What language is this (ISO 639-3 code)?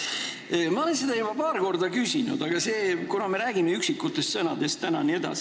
est